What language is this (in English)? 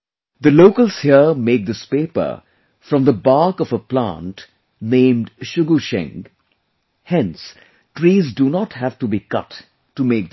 English